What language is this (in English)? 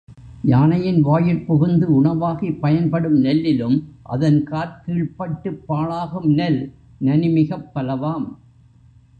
Tamil